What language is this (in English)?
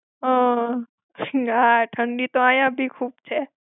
Gujarati